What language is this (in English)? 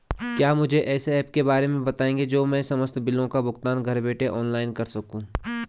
Hindi